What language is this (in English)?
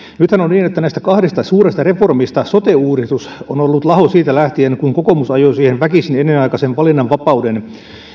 Finnish